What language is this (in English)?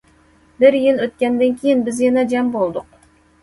Uyghur